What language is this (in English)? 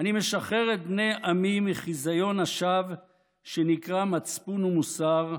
Hebrew